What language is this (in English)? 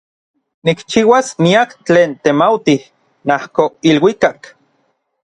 Orizaba Nahuatl